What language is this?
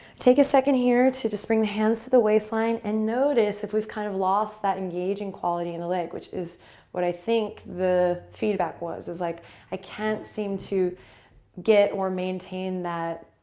English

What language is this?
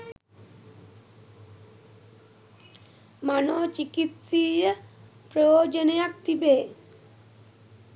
Sinhala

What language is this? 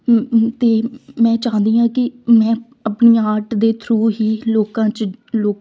Punjabi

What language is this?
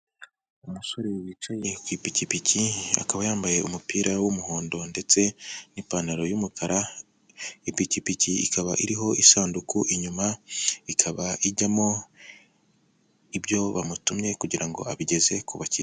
Kinyarwanda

